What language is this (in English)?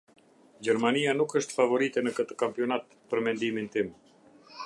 Albanian